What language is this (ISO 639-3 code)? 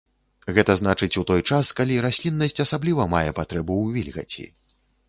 bel